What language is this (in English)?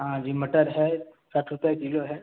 Hindi